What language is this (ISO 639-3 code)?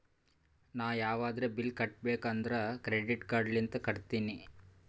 kan